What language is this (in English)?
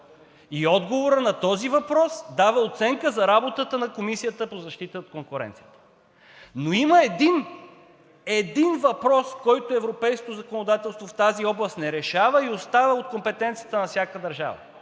Bulgarian